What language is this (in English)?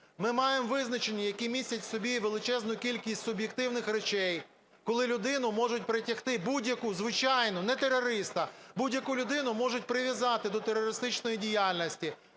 Ukrainian